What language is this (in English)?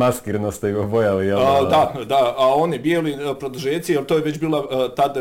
Croatian